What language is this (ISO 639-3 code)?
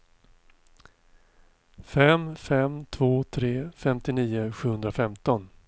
swe